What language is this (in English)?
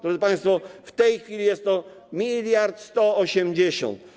Polish